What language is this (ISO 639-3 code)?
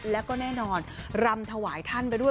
tha